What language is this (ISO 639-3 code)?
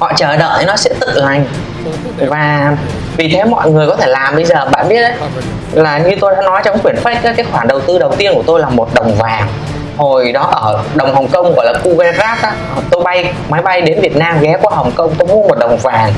vie